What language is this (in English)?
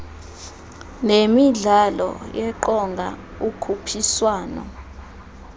Xhosa